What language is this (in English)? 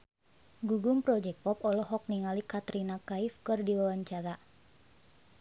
Sundanese